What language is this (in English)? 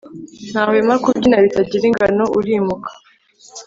Kinyarwanda